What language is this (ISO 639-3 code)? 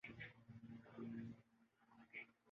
urd